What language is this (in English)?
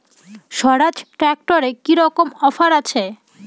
Bangla